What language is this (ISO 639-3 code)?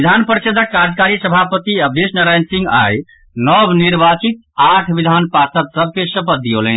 mai